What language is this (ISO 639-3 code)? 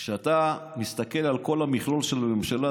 heb